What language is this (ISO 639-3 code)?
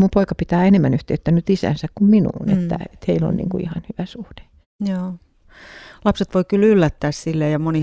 fin